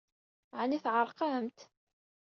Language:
Kabyle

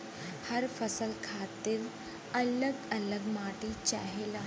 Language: Bhojpuri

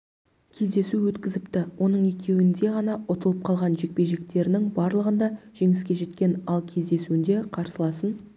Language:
Kazakh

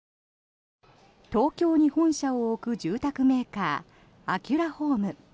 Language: Japanese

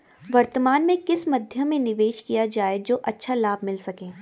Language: Hindi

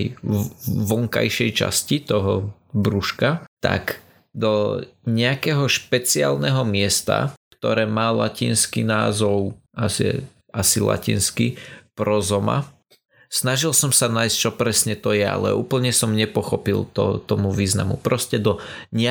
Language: Slovak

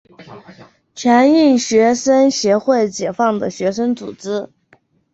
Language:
Chinese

